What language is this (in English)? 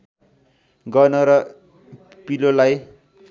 Nepali